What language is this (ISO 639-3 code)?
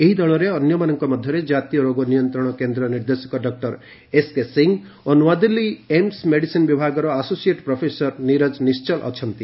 ori